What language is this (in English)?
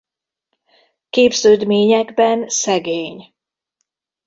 Hungarian